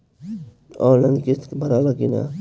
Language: Bhojpuri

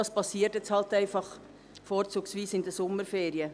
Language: Swiss German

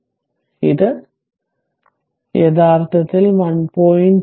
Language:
Malayalam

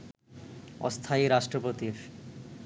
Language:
Bangla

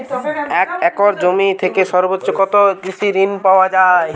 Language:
Bangla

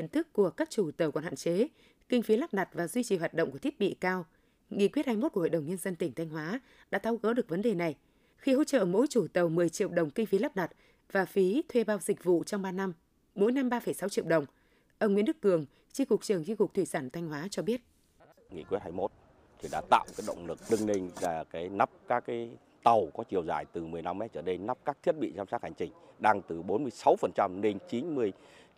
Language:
Vietnamese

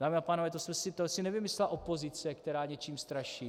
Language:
Czech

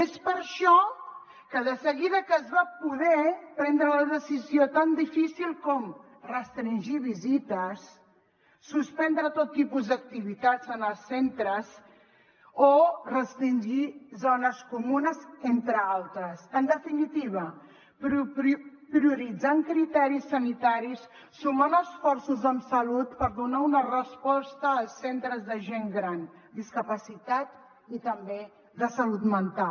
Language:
Catalan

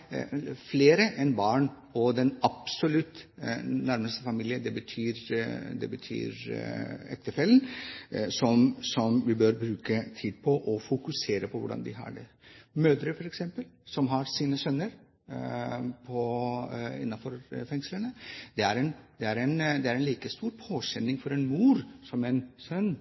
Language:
Norwegian Bokmål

